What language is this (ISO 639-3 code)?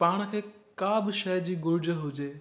snd